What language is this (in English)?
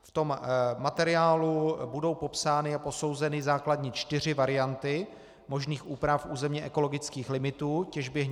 Czech